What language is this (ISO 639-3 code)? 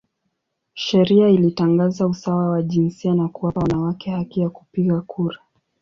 swa